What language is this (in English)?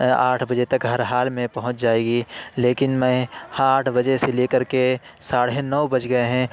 Urdu